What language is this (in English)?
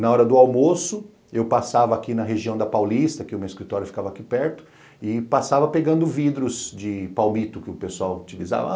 Portuguese